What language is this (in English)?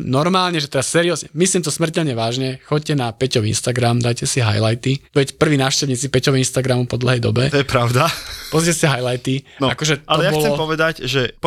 Slovak